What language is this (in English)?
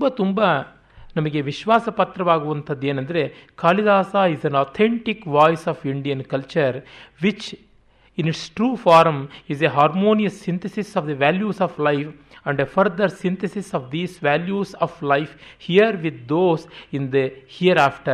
Kannada